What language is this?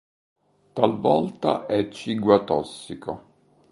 Italian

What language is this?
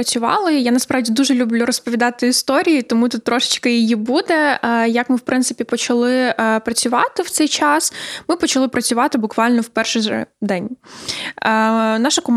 Ukrainian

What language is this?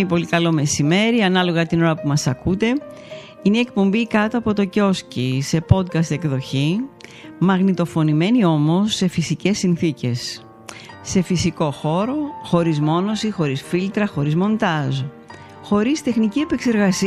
Greek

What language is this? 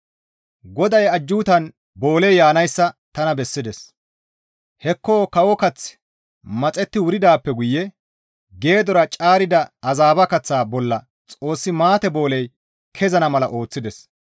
Gamo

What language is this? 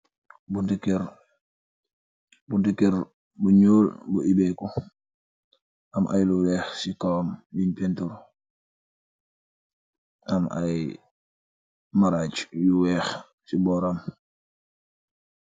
Wolof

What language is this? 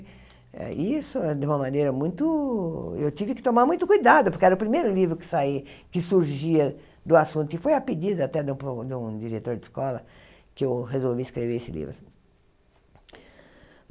Portuguese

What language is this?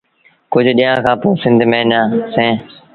Sindhi Bhil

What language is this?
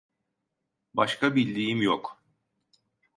Turkish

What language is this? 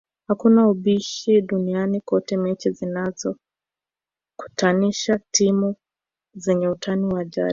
Swahili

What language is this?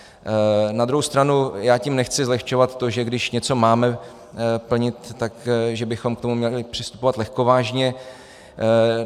Czech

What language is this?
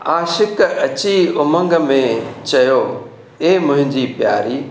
Sindhi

